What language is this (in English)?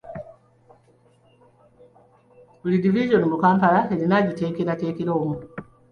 Ganda